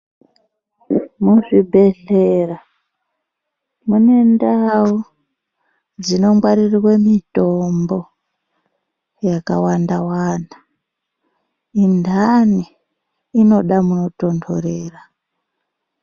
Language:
Ndau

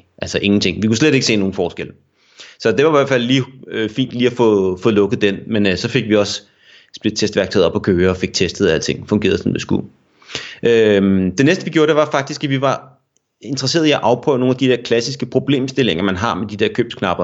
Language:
Danish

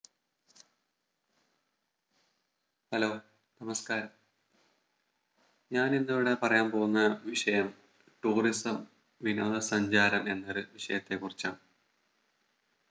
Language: Malayalam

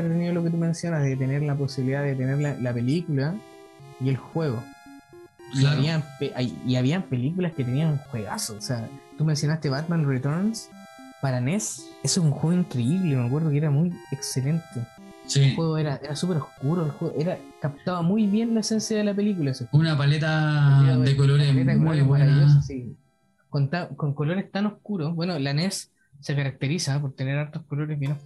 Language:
Spanish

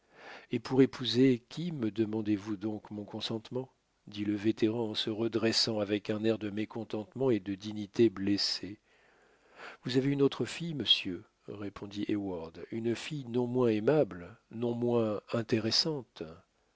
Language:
French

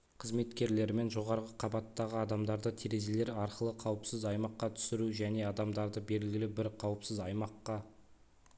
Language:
Kazakh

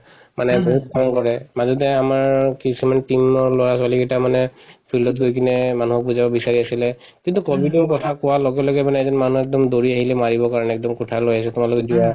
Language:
Assamese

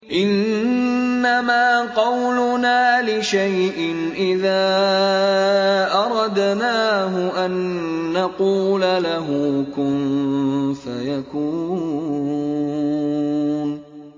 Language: Arabic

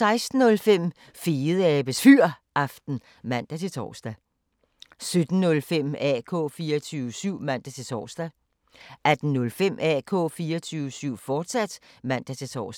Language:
Danish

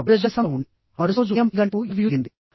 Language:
Telugu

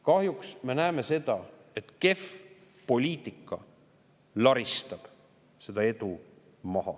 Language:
Estonian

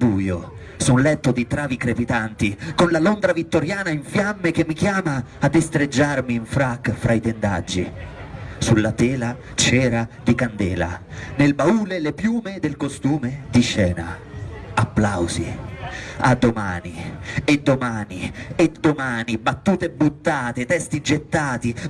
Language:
Italian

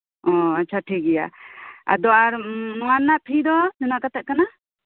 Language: Santali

